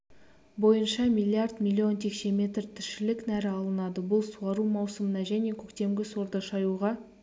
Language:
Kazakh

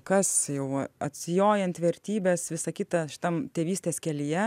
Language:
Lithuanian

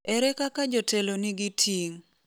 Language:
Luo (Kenya and Tanzania)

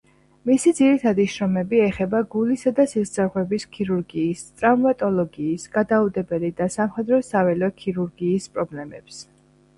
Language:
Georgian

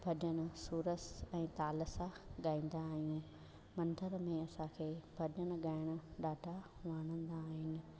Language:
Sindhi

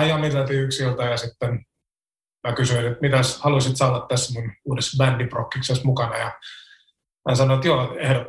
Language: Finnish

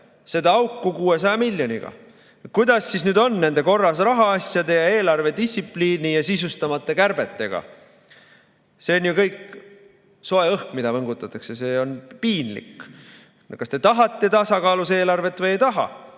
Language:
Estonian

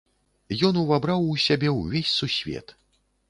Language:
Belarusian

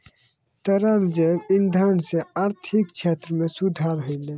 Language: Maithili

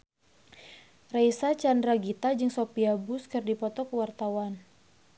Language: Sundanese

